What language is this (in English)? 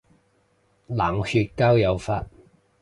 Cantonese